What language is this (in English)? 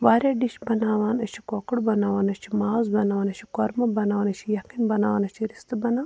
Kashmiri